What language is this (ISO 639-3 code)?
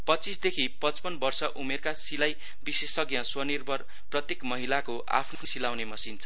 nep